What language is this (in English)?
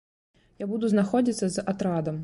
Belarusian